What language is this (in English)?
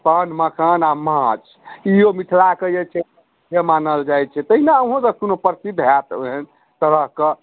Maithili